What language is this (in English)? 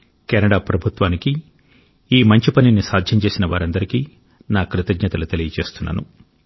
Telugu